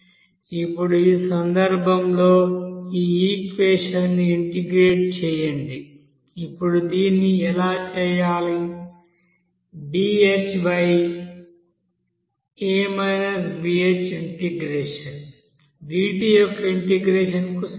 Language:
Telugu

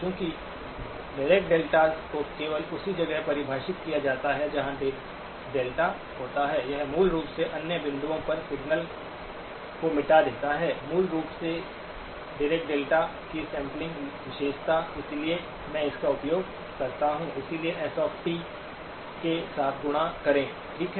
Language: Hindi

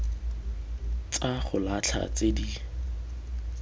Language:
Tswana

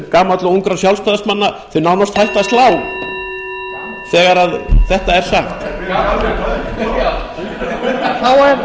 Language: Icelandic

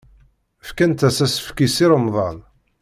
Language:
Kabyle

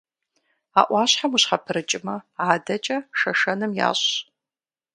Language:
Kabardian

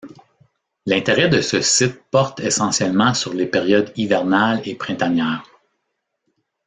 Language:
French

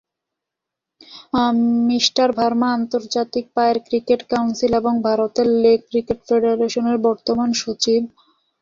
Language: Bangla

